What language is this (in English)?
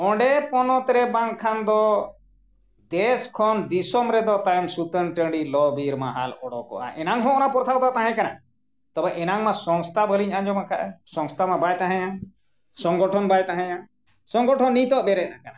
Santali